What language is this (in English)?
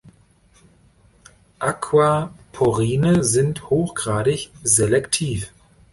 German